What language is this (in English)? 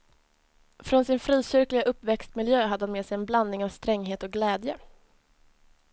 Swedish